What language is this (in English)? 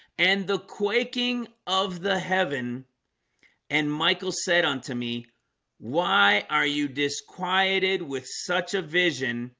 English